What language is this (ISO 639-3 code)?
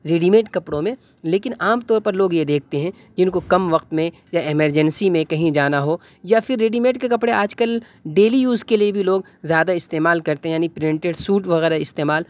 urd